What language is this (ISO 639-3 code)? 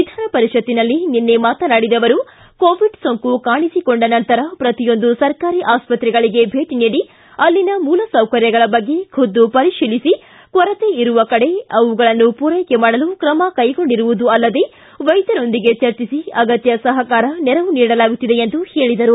kan